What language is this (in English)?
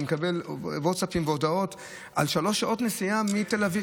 Hebrew